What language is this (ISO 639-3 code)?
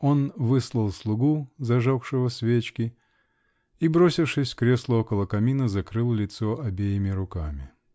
rus